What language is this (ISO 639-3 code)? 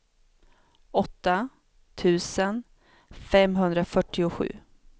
swe